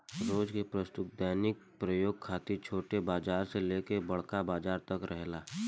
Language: Bhojpuri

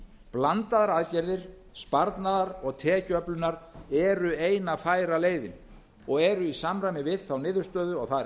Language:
Icelandic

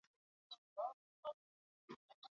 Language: Swahili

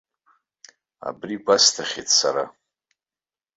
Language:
Abkhazian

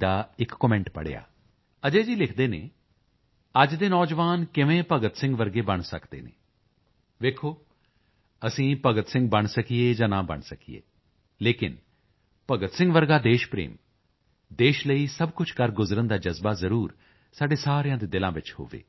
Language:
Punjabi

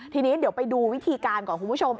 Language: Thai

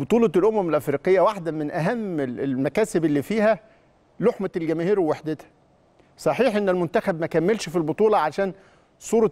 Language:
Arabic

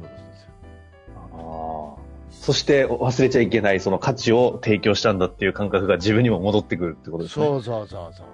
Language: Japanese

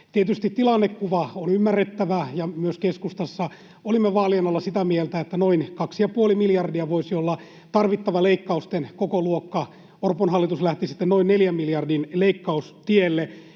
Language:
Finnish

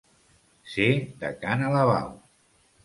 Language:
Catalan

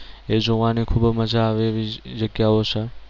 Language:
Gujarati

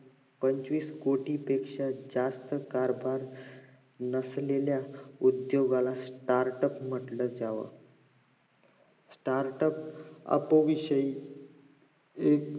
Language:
Marathi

